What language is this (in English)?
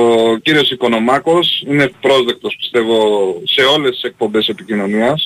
Greek